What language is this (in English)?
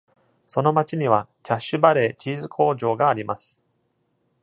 Japanese